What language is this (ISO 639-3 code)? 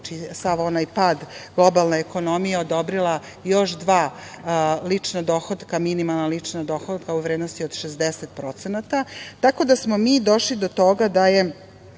srp